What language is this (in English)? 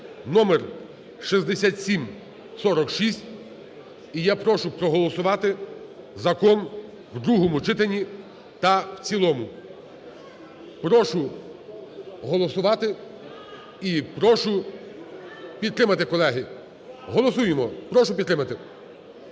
Ukrainian